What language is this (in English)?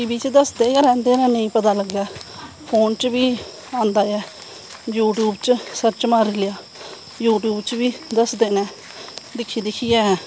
Dogri